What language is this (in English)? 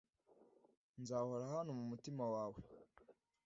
Kinyarwanda